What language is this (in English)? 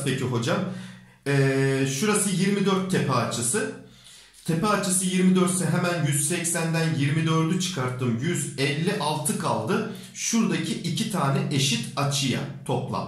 Turkish